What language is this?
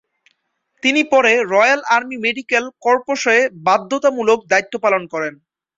Bangla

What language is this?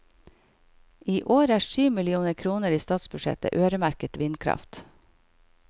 Norwegian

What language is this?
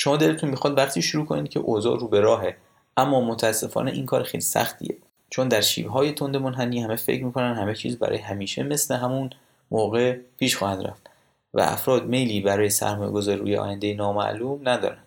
Persian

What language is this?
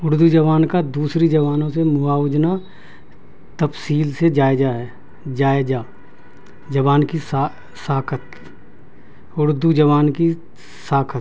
Urdu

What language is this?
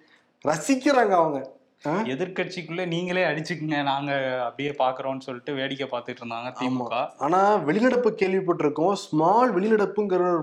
Tamil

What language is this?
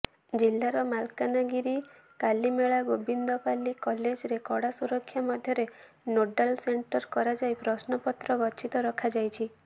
Odia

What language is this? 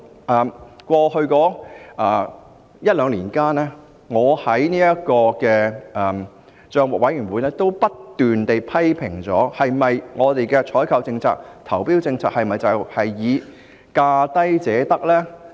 Cantonese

